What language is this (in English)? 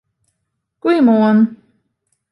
Western Frisian